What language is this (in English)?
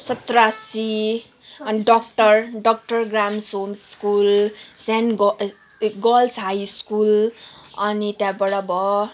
Nepali